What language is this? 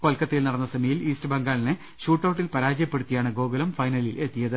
Malayalam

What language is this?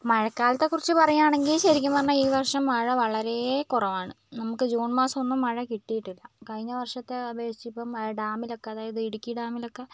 Malayalam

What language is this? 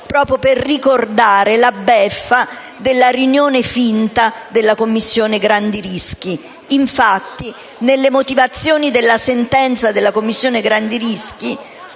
Italian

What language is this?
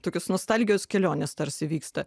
Lithuanian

